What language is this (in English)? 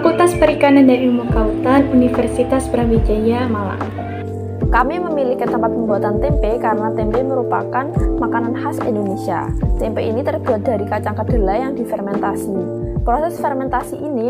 Indonesian